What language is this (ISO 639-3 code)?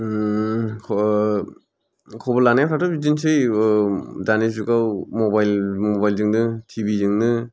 brx